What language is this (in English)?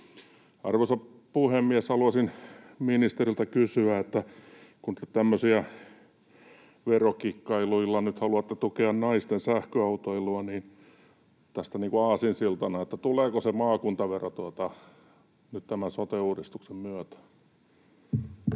Finnish